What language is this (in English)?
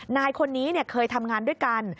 Thai